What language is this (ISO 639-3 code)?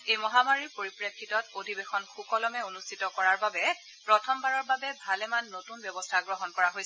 asm